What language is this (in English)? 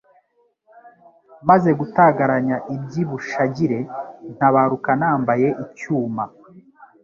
Kinyarwanda